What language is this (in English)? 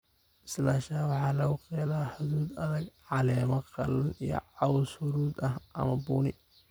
Somali